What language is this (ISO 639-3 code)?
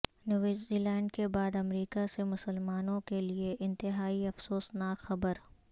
urd